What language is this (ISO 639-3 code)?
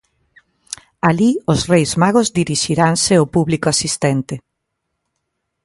glg